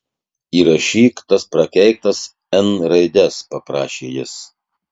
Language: Lithuanian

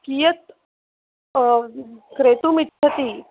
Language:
Sanskrit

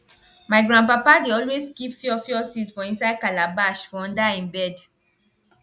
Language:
Nigerian Pidgin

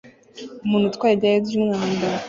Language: Kinyarwanda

